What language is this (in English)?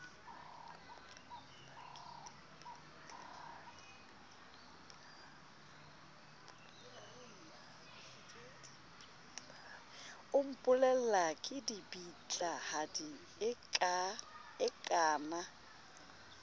Southern Sotho